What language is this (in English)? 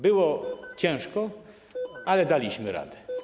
Polish